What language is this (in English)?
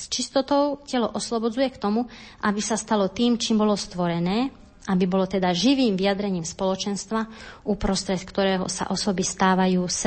Slovak